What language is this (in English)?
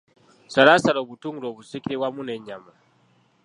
Ganda